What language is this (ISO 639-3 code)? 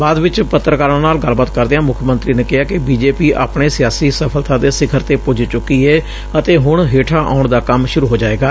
pan